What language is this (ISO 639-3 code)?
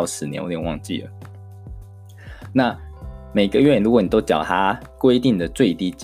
zho